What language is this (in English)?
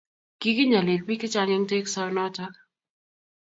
Kalenjin